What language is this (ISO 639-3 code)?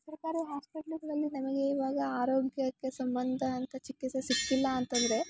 kan